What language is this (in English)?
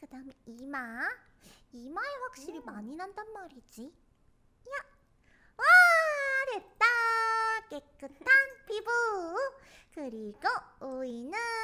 Korean